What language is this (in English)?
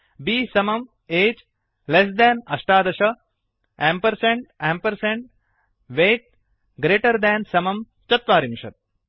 Sanskrit